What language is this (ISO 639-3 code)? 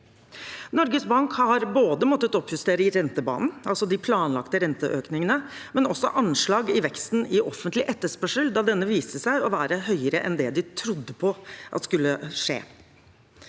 nor